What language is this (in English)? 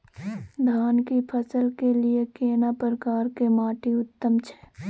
Maithili